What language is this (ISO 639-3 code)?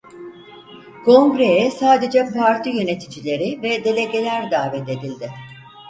tur